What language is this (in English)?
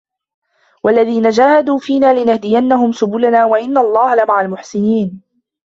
Arabic